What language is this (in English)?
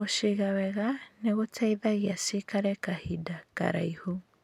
Kikuyu